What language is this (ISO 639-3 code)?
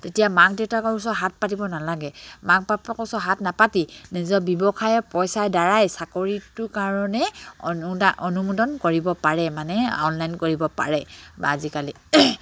asm